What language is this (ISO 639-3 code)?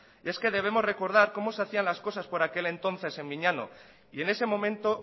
spa